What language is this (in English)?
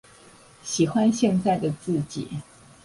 Chinese